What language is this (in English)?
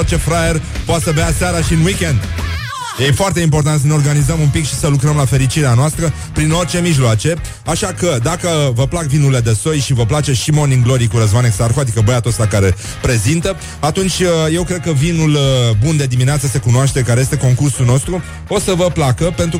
Romanian